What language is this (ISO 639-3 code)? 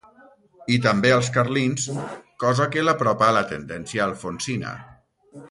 cat